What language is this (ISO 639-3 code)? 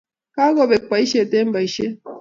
kln